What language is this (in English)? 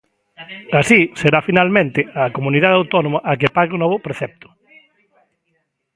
Galician